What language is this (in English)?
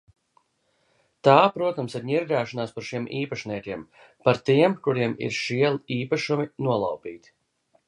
Latvian